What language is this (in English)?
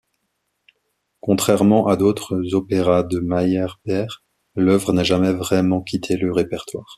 French